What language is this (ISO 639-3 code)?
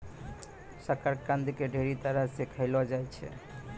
mai